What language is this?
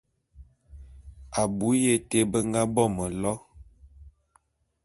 Bulu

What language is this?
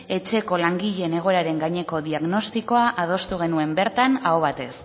Basque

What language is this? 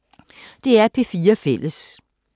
Danish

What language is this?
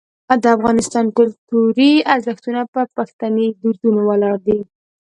Pashto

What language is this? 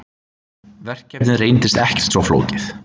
Icelandic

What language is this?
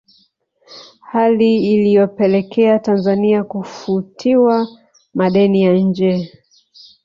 Swahili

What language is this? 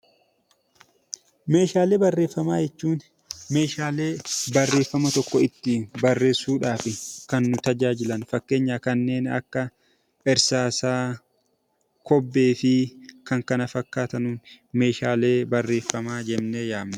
Oromo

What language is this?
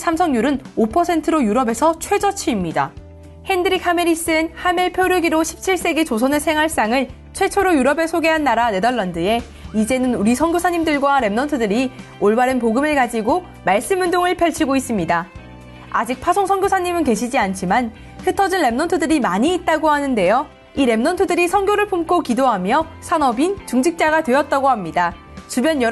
Korean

